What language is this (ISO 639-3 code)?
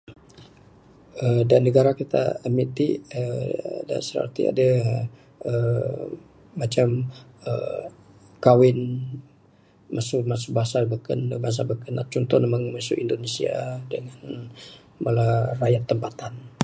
sdo